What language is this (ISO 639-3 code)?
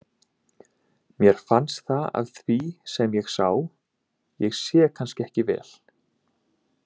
isl